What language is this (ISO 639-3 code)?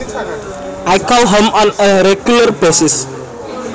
jav